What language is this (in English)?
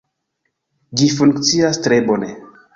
Esperanto